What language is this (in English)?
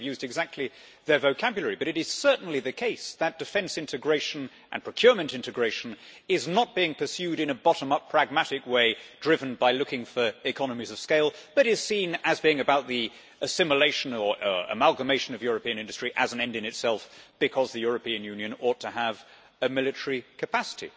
English